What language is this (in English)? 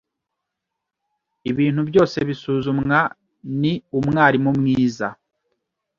Kinyarwanda